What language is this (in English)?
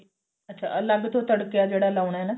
Punjabi